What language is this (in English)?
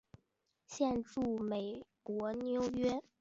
Chinese